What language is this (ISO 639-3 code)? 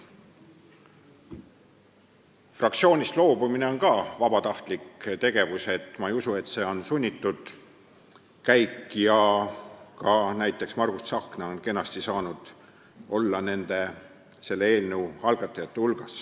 est